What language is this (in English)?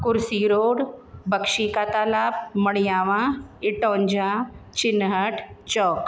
Sindhi